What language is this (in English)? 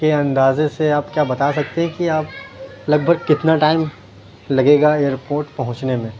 Urdu